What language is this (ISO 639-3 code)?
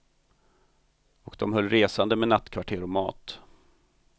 swe